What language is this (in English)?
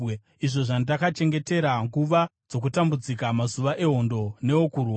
Shona